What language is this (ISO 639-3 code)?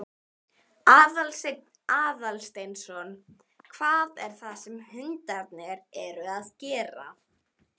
isl